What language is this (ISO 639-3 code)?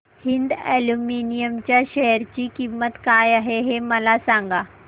mar